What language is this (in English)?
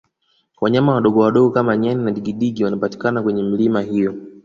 Swahili